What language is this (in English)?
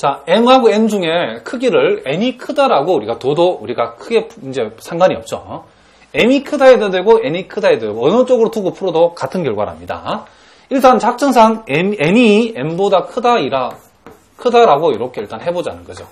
Korean